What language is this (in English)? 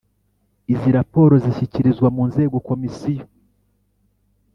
Kinyarwanda